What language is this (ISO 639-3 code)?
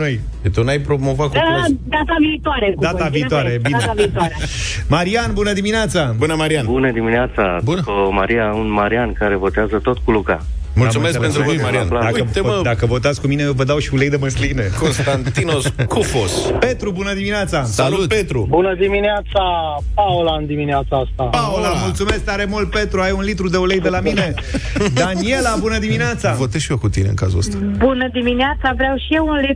ron